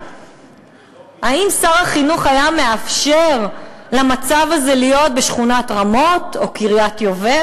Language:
Hebrew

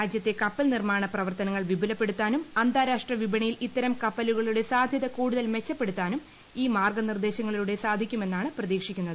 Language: Malayalam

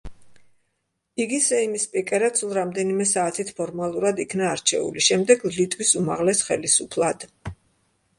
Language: Georgian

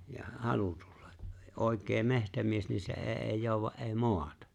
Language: Finnish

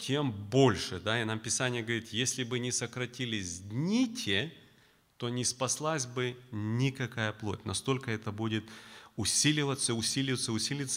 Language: Russian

